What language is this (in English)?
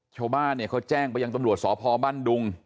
Thai